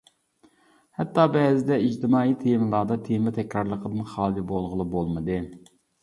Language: Uyghur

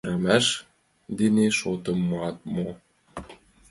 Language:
Mari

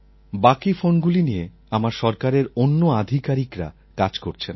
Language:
Bangla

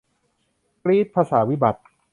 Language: Thai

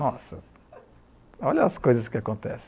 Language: Portuguese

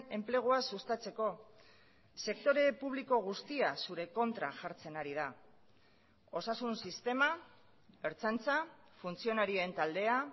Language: Basque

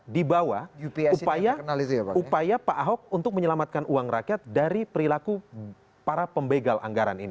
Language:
Indonesian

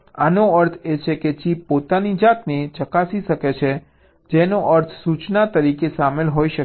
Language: Gujarati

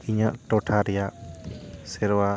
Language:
Santali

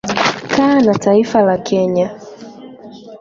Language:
Swahili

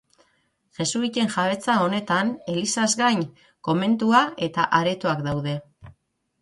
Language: Basque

